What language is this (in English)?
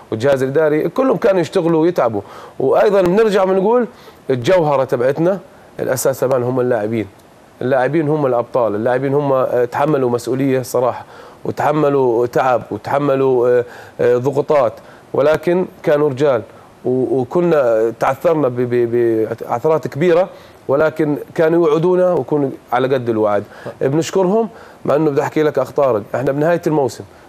Arabic